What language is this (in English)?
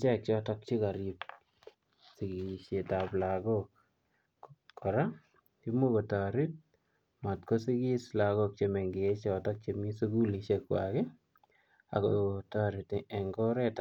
Kalenjin